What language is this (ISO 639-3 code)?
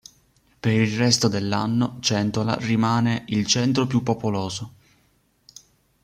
ita